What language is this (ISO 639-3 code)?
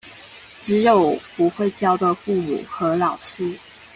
zho